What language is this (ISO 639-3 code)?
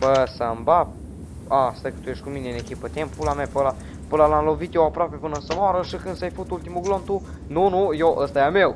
ron